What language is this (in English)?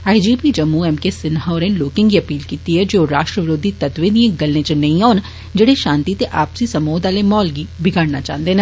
Dogri